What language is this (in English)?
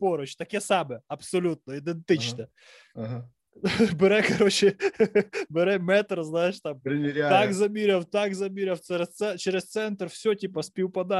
Ukrainian